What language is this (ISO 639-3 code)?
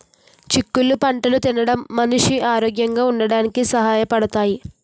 tel